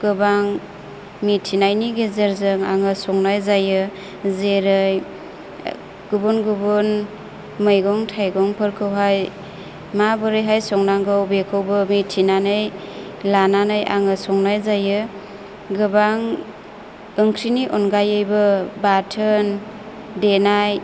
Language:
Bodo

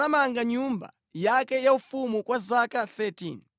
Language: Nyanja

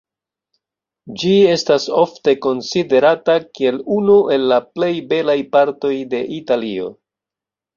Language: Esperanto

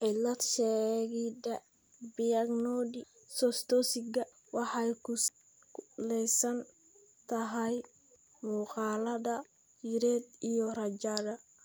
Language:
Somali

